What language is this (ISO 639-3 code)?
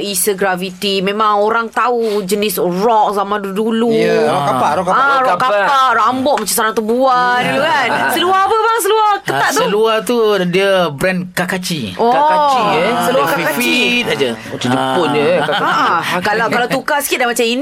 msa